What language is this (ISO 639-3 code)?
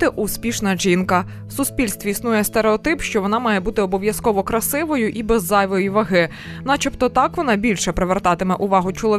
ukr